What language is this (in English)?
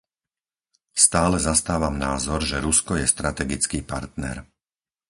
Slovak